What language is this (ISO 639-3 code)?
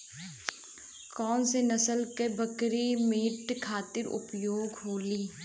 bho